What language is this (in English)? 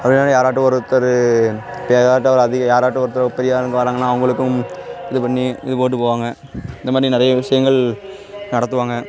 Tamil